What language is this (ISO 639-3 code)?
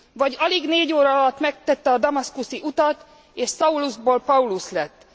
hun